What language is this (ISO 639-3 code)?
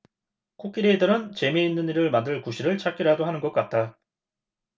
kor